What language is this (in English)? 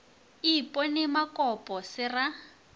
Northern Sotho